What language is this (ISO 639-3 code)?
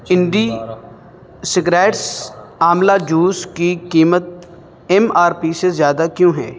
urd